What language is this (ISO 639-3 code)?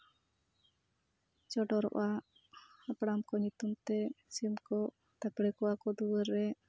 sat